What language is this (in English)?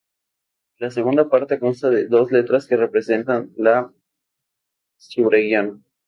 Spanish